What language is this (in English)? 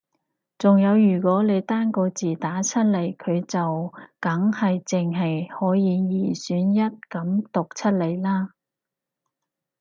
Cantonese